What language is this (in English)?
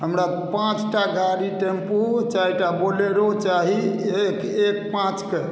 Maithili